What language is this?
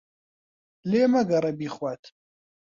Central Kurdish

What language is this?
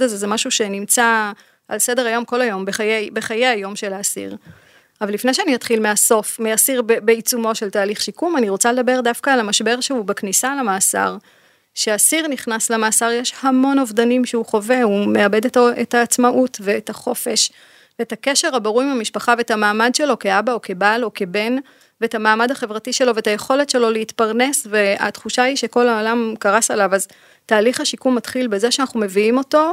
Hebrew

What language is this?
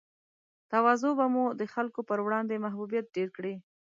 Pashto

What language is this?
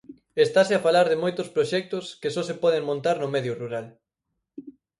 Galician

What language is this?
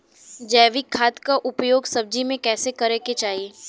Bhojpuri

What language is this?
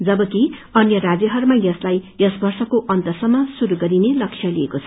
Nepali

